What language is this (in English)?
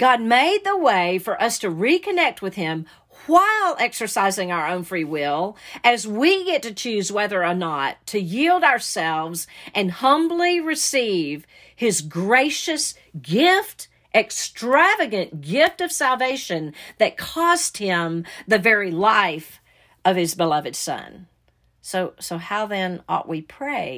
English